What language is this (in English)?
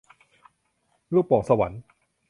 Thai